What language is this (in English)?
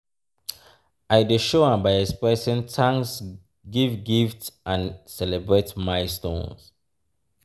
Nigerian Pidgin